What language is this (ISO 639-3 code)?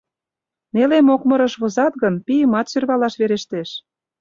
chm